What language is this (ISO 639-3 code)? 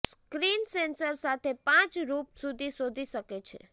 guj